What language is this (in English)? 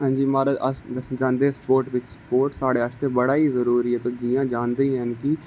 Dogri